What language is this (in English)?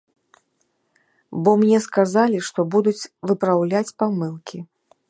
Belarusian